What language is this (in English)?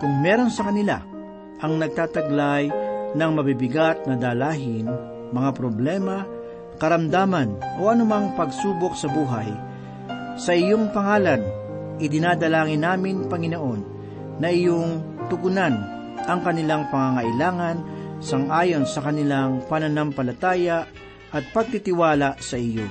Filipino